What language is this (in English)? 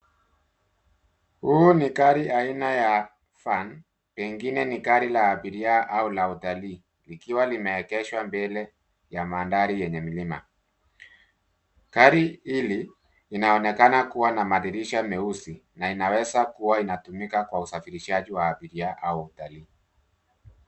Swahili